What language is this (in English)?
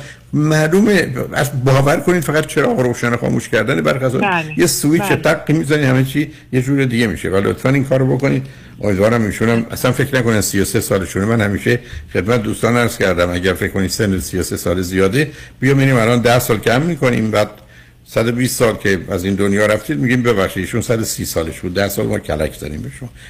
Persian